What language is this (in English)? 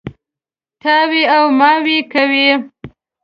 Pashto